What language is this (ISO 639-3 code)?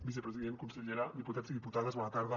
cat